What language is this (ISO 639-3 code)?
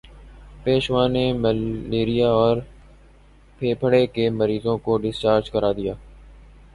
urd